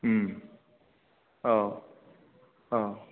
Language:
Bodo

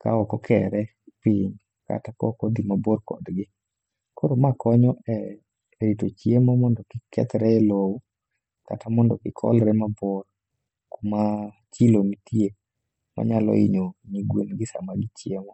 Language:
Luo (Kenya and Tanzania)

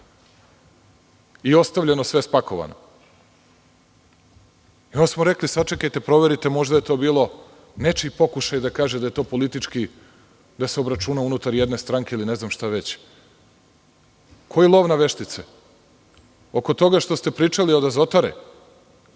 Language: Serbian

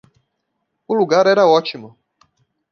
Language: Portuguese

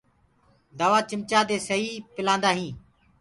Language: Gurgula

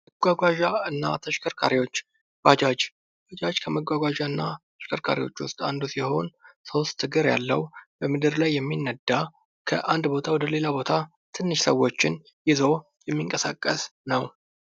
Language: Amharic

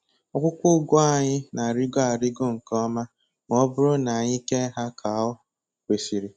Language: Igbo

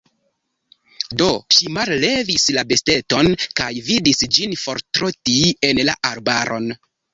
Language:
Esperanto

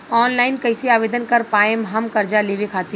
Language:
Bhojpuri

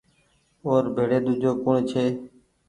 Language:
Goaria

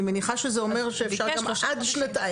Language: Hebrew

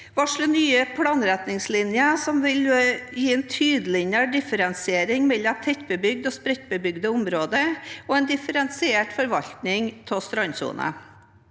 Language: Norwegian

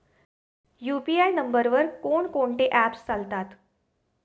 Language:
Marathi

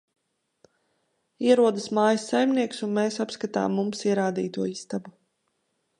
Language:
Latvian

